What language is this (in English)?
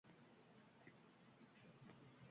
Uzbek